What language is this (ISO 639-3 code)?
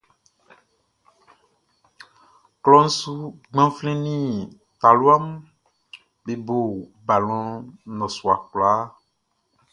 bci